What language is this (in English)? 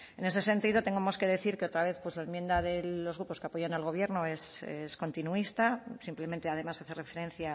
Spanish